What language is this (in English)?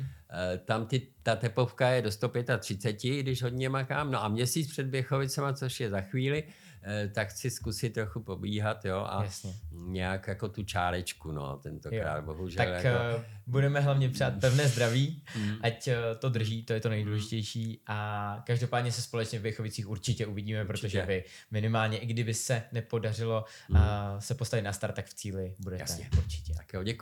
Czech